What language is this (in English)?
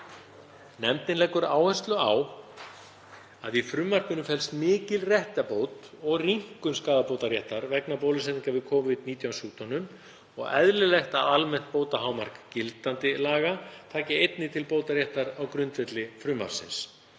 Icelandic